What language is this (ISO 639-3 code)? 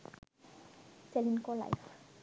sin